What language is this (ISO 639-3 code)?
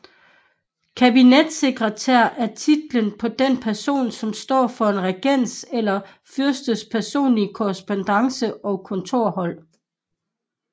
dan